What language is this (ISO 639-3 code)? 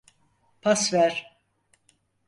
tur